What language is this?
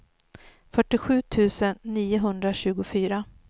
Swedish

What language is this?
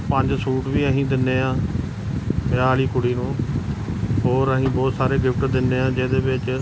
Punjabi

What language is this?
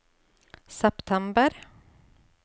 Norwegian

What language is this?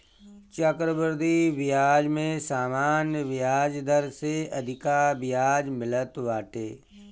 Bhojpuri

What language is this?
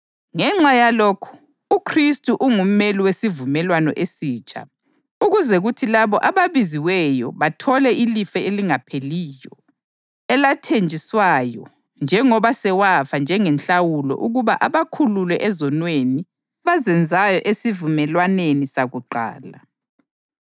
North Ndebele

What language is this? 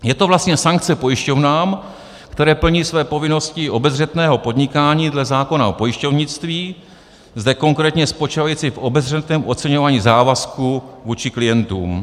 Czech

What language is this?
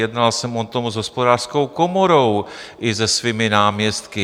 Czech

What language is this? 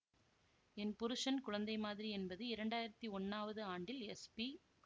Tamil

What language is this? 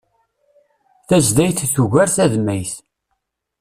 Kabyle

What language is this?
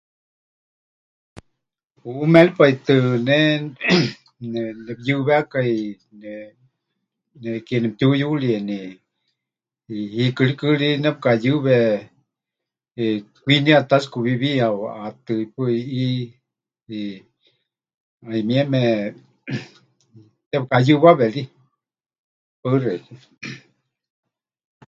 Huichol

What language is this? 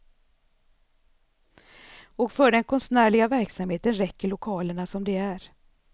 Swedish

